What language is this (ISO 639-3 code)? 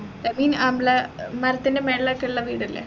mal